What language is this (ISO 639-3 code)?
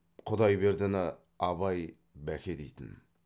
kaz